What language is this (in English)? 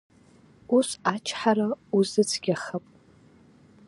Abkhazian